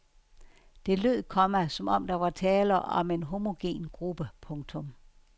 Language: Danish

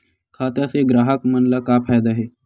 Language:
Chhattisgarhi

